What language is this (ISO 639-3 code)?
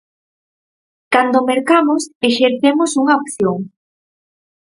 glg